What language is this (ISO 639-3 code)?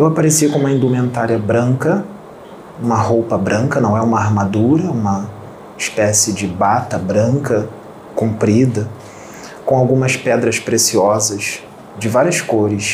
por